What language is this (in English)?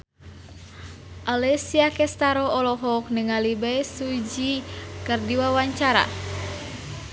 Sundanese